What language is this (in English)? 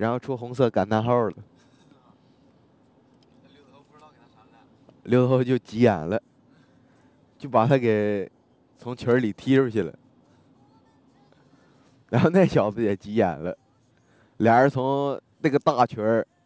Chinese